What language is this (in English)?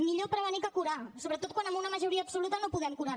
Catalan